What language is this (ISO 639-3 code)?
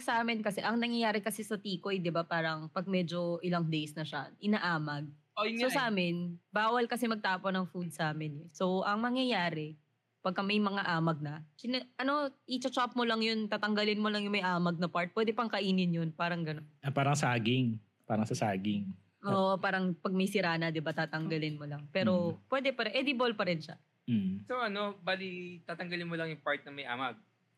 fil